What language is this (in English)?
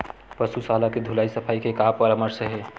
Chhattisgarhi